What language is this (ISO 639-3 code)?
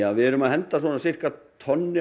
isl